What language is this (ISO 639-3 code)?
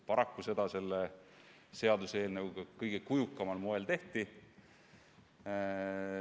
est